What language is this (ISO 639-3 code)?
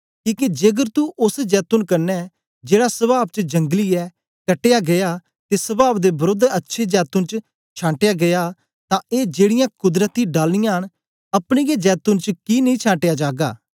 doi